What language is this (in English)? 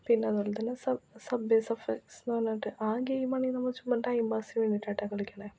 Malayalam